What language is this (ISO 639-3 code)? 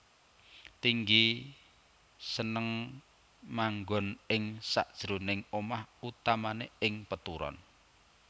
jav